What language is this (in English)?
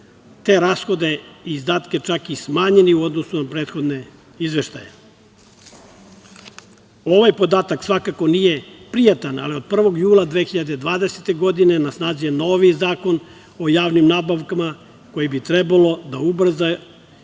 Serbian